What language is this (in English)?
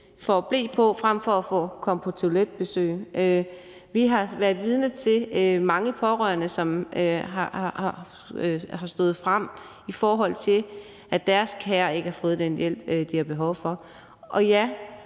Danish